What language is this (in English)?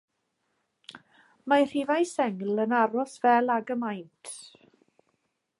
Welsh